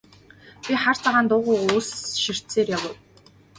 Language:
Mongolian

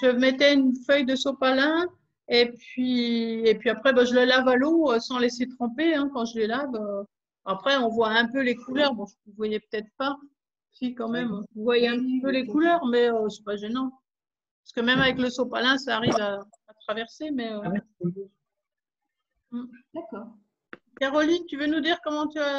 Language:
French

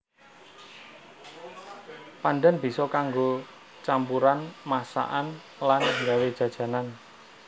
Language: Javanese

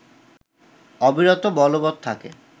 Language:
Bangla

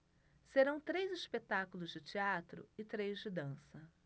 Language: Portuguese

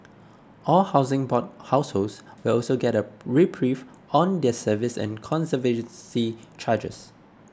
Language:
English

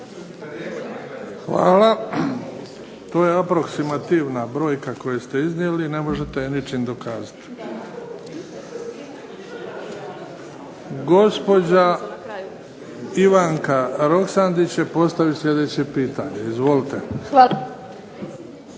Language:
Croatian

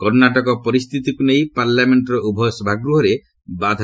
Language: Odia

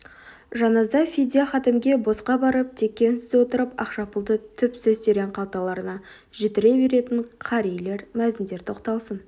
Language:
Kazakh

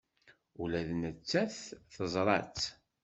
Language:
Kabyle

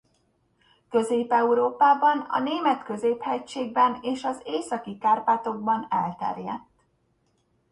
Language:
Hungarian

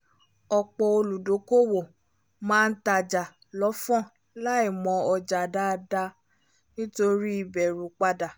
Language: Yoruba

